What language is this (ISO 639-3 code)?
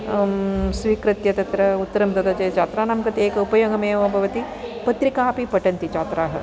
san